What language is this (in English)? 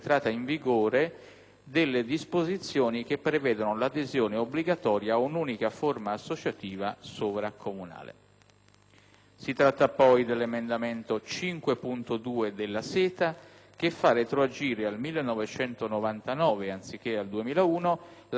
Italian